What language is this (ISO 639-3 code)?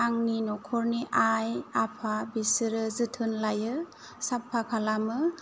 brx